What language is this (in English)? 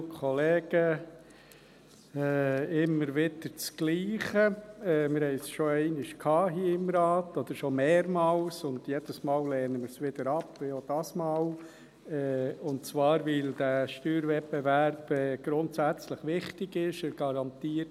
Swiss German